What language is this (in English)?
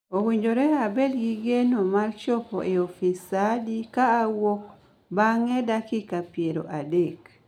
Luo (Kenya and Tanzania)